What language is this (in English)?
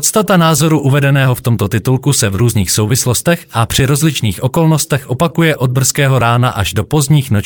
Czech